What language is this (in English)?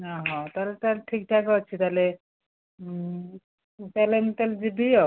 Odia